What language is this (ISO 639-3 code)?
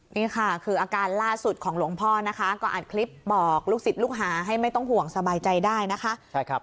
tha